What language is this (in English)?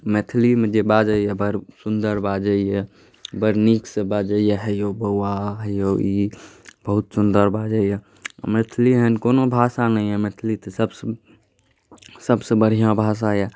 Maithili